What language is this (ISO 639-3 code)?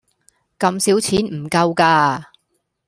yue